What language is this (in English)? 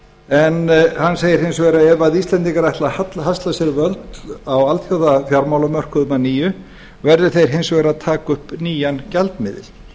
Icelandic